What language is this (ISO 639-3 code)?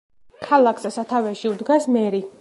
kat